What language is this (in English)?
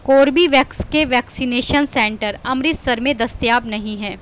Urdu